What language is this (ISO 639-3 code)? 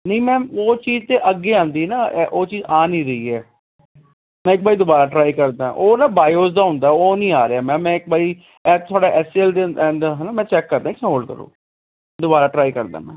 pan